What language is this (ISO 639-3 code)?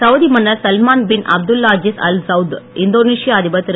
tam